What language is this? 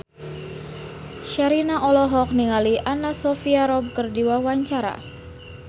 Sundanese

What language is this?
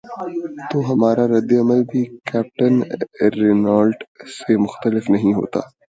Urdu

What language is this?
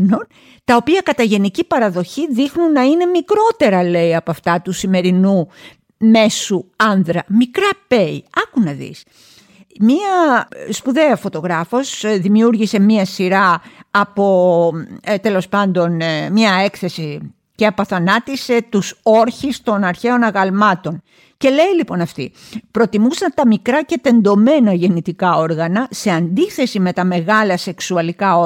Greek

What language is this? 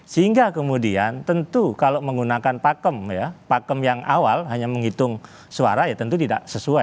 Indonesian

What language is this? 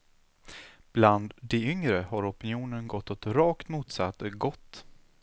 Swedish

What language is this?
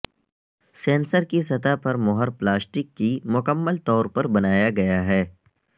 Urdu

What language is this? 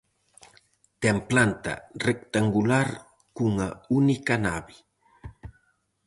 Galician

